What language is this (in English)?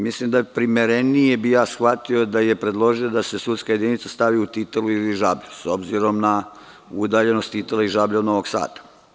Serbian